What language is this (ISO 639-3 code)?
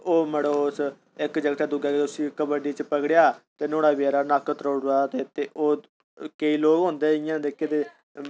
doi